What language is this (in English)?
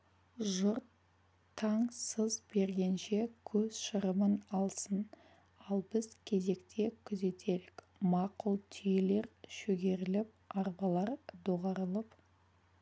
Kazakh